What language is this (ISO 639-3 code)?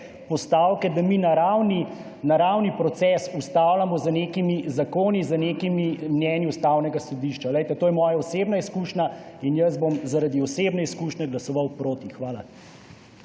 slv